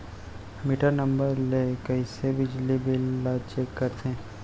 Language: Chhattisgarhi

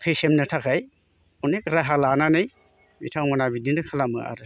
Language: Bodo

